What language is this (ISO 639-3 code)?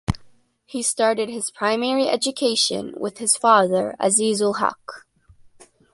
eng